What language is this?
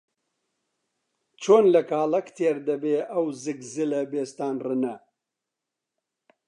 Central Kurdish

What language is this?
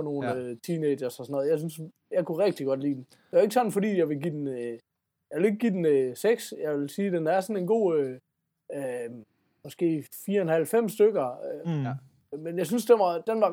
Danish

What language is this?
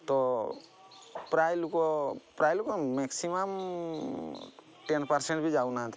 Odia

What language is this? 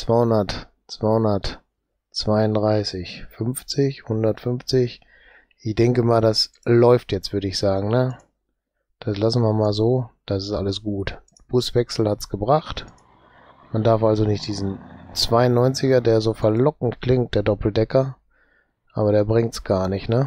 German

